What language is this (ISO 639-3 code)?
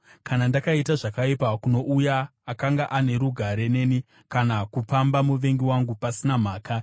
sna